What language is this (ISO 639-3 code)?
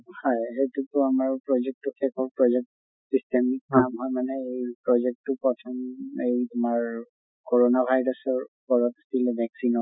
asm